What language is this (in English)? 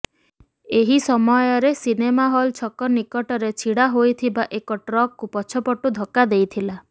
Odia